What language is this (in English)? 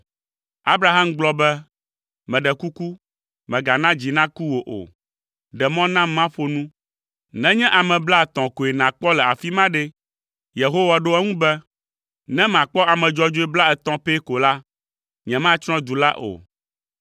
Ewe